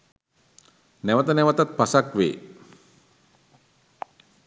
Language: Sinhala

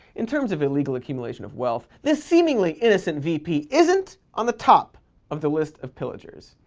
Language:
English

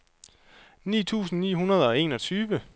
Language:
Danish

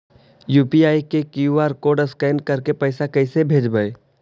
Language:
Magahi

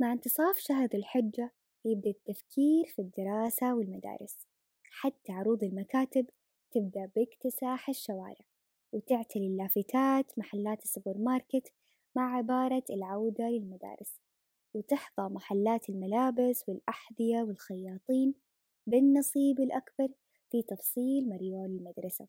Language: Arabic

